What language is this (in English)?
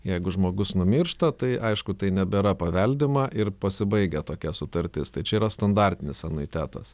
Lithuanian